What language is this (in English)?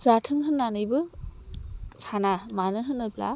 Bodo